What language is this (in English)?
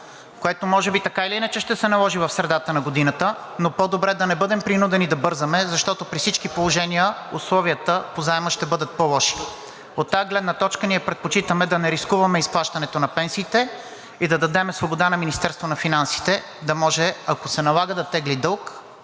Bulgarian